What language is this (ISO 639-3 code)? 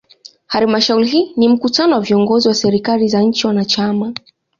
swa